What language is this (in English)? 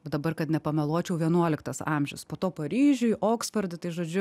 Lithuanian